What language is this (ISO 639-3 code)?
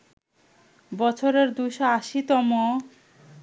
ben